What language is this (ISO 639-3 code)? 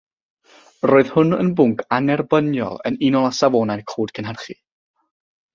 cym